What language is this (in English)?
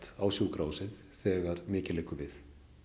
Icelandic